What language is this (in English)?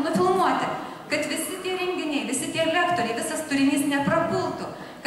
Lithuanian